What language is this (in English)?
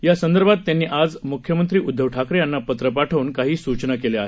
Marathi